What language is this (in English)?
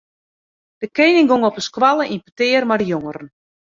Western Frisian